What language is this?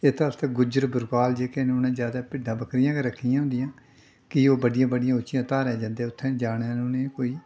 Dogri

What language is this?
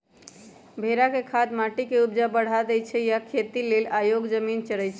Magahi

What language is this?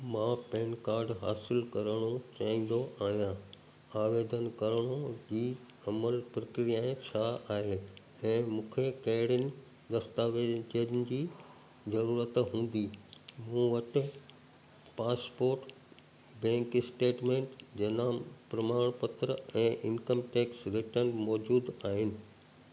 Sindhi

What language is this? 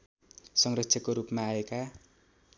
Nepali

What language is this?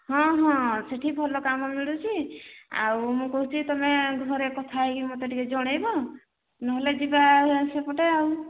Odia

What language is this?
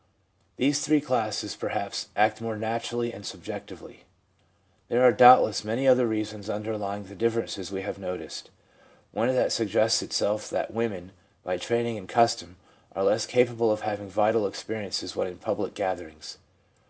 English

